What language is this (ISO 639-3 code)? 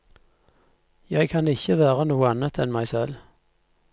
nor